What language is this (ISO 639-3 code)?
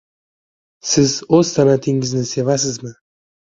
uzb